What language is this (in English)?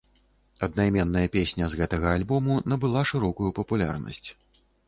Belarusian